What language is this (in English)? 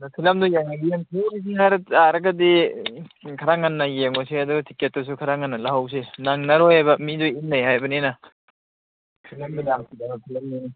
Manipuri